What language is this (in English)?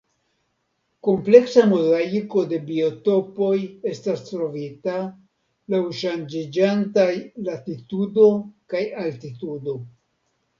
Esperanto